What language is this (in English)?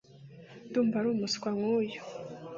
Kinyarwanda